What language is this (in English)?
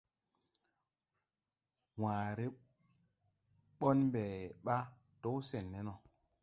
Tupuri